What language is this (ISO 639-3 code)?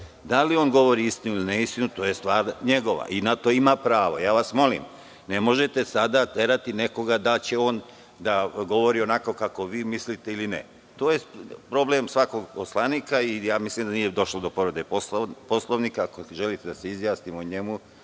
srp